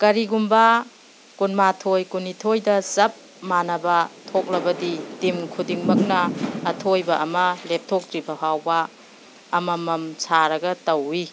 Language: Manipuri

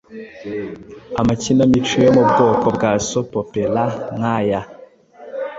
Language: Kinyarwanda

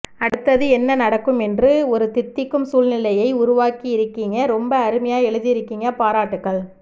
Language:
Tamil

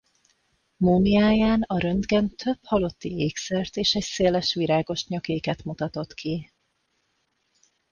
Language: Hungarian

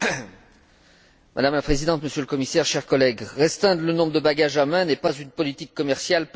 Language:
French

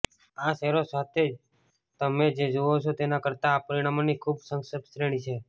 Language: Gujarati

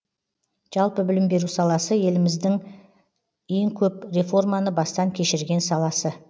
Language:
Kazakh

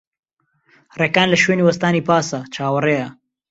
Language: Central Kurdish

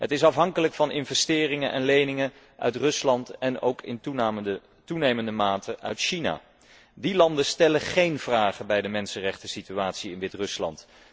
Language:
Dutch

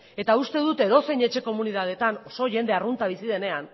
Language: Basque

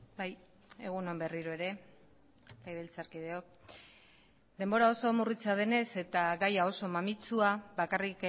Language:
Basque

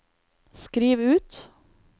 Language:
Norwegian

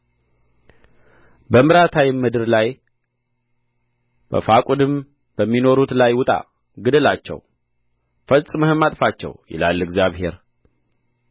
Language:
Amharic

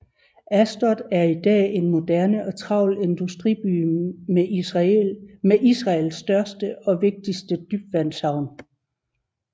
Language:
Danish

